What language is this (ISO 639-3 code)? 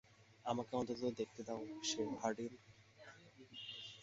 ben